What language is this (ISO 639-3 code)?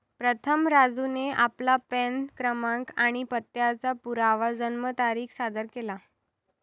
mar